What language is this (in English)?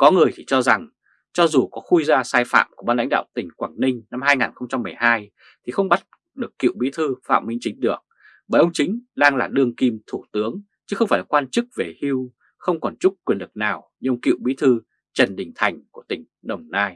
Vietnamese